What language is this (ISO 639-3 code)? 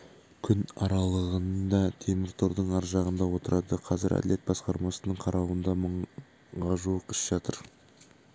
kaz